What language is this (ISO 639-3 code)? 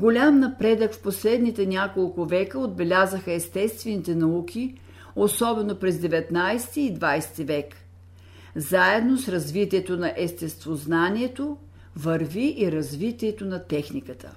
bul